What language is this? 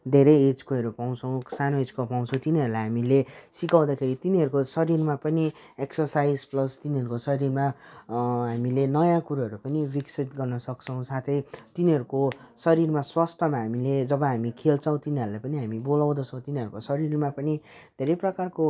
Nepali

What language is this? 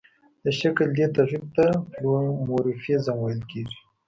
Pashto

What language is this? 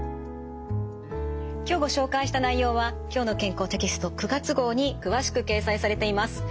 Japanese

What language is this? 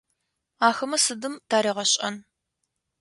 Adyghe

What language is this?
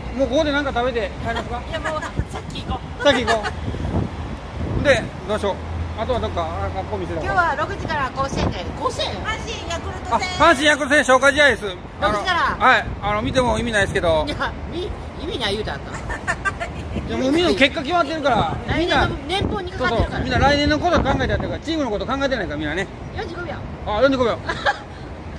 Japanese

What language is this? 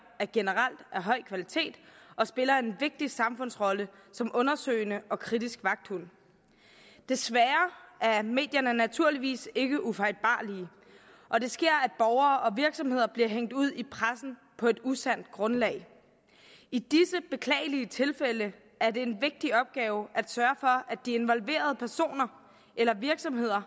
Danish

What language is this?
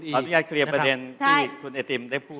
Thai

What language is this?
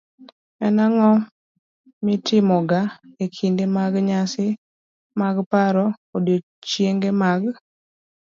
Luo (Kenya and Tanzania)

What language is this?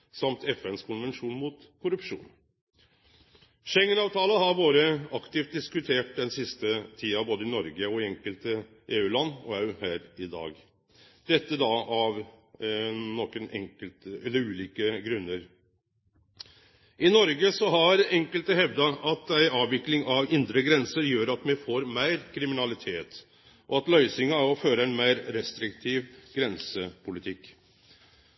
Norwegian Nynorsk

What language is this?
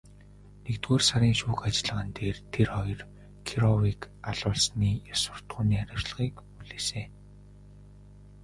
Mongolian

